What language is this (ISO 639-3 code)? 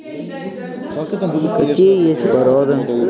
rus